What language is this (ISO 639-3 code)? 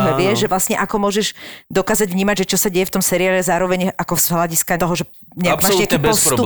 slk